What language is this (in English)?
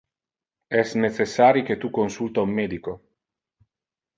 Interlingua